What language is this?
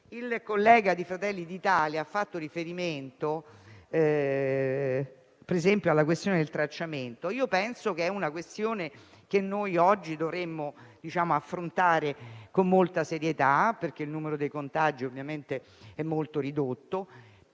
Italian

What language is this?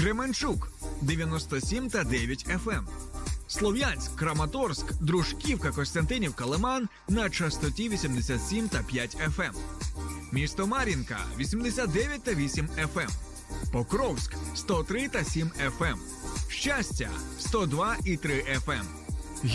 Ukrainian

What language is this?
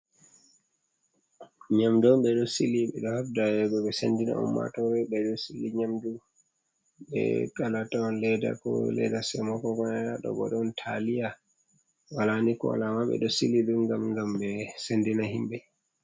Fula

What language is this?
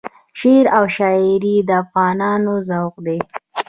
Pashto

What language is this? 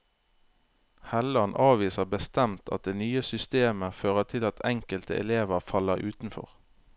Norwegian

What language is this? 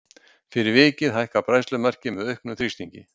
Icelandic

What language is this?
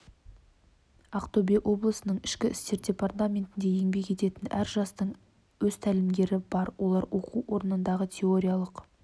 Kazakh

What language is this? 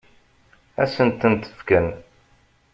Kabyle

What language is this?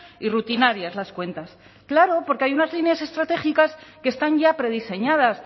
Spanish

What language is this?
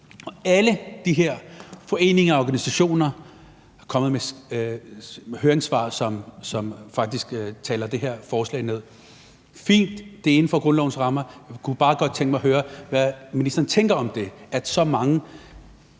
Danish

